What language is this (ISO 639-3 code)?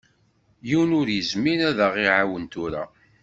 kab